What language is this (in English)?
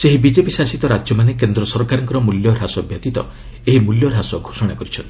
Odia